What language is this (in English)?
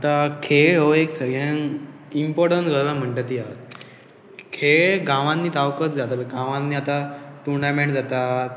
Konkani